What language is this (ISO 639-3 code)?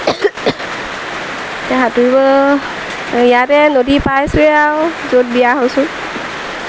asm